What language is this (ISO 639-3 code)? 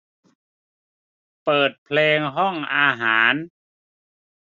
tha